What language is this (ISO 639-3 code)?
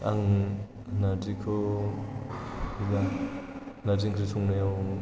brx